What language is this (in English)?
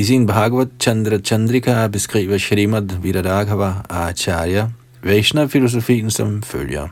Danish